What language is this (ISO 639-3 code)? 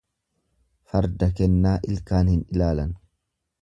orm